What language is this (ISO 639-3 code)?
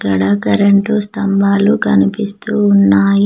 tel